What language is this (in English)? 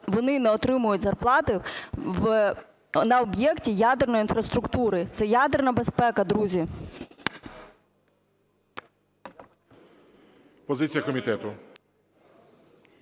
Ukrainian